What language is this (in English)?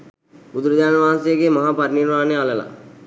Sinhala